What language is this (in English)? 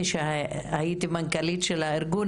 Hebrew